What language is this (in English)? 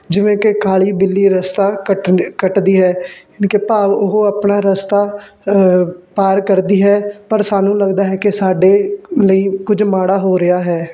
Punjabi